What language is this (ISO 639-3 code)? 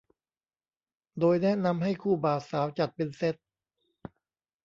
tha